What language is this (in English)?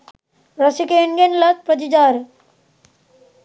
Sinhala